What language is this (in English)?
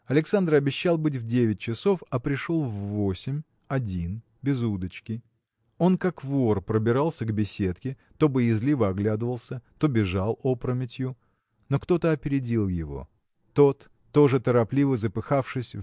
Russian